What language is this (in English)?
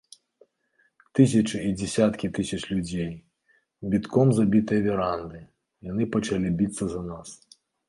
Belarusian